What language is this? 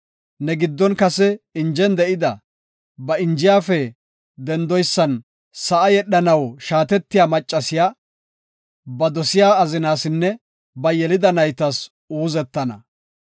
Gofa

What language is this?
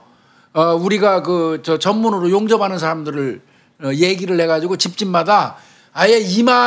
Korean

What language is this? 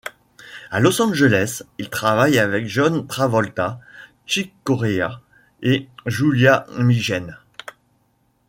French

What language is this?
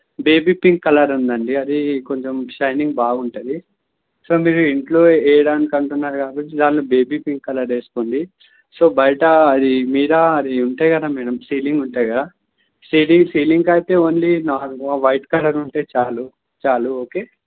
Telugu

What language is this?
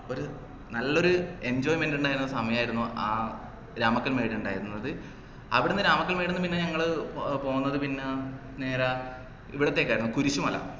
Malayalam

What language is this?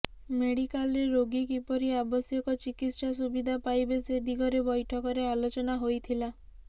Odia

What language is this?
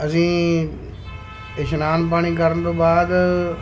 Punjabi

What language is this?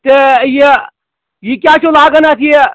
Kashmiri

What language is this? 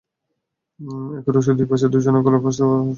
Bangla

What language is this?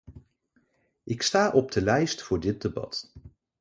Dutch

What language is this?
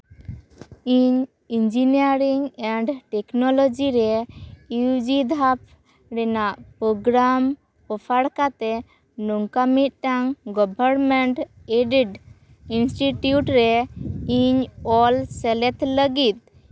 Santali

